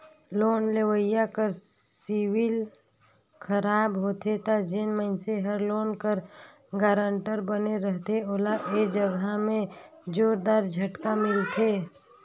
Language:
Chhattisgarhi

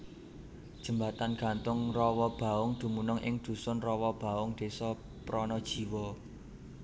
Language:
Javanese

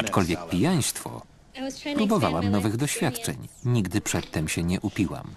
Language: Polish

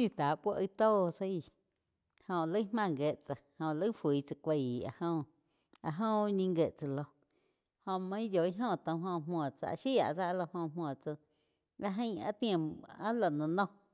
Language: Quiotepec Chinantec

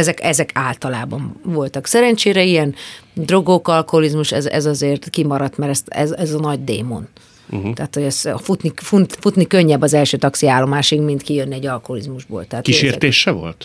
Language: Hungarian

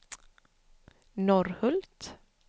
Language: Swedish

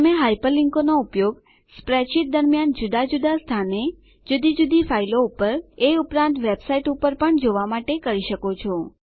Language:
Gujarati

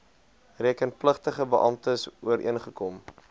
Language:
Afrikaans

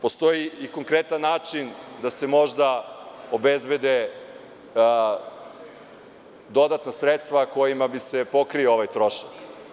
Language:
Serbian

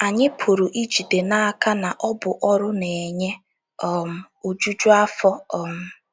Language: Igbo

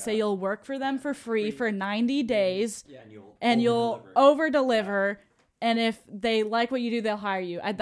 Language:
English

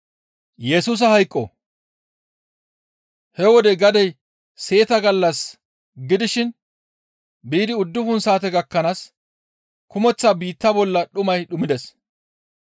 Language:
Gamo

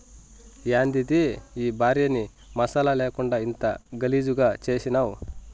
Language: Telugu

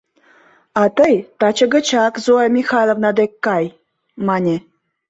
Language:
Mari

